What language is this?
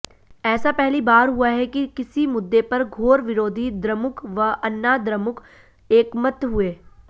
Hindi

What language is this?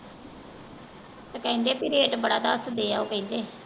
Punjabi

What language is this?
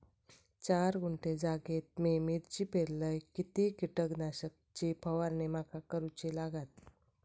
Marathi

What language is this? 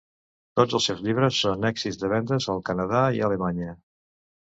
Catalan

